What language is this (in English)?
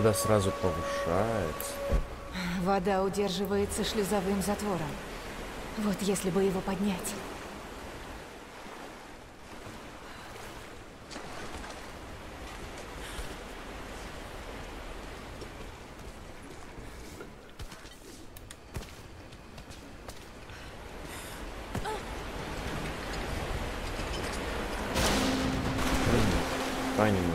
Russian